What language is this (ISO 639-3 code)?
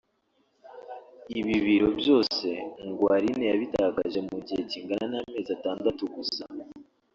kin